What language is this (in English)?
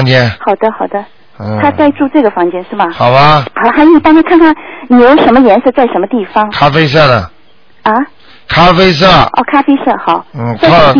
Chinese